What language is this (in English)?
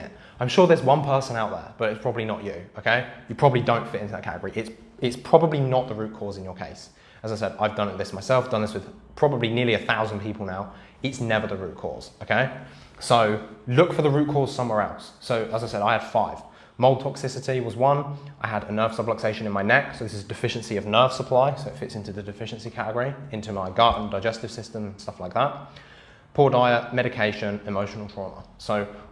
English